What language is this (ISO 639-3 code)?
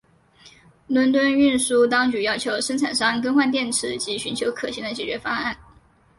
zho